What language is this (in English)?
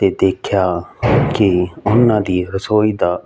Punjabi